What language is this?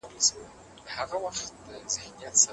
Pashto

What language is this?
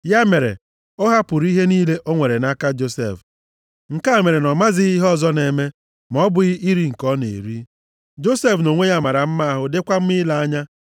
Igbo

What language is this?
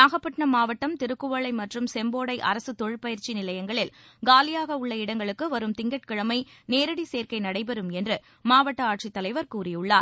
Tamil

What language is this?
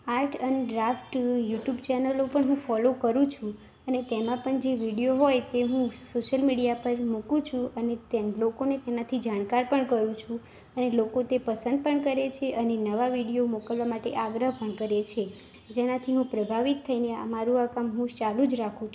Gujarati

